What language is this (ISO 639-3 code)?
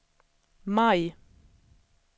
swe